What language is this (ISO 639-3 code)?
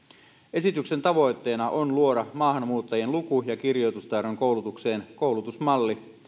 fin